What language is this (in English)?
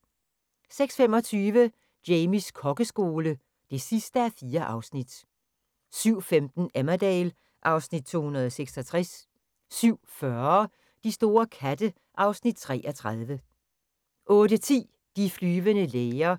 Danish